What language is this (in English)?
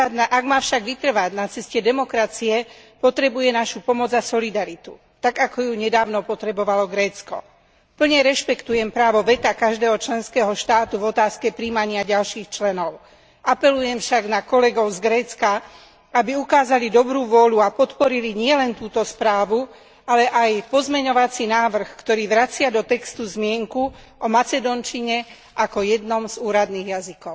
Slovak